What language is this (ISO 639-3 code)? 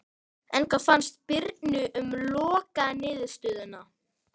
isl